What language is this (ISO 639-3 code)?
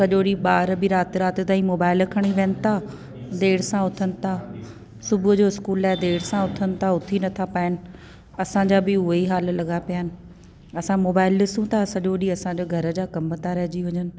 snd